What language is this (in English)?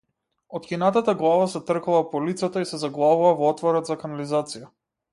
Macedonian